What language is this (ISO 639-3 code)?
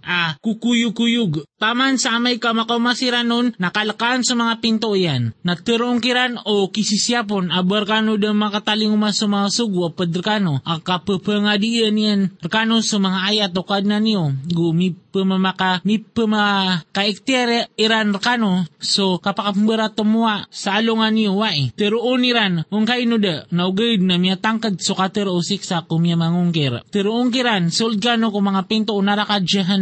fil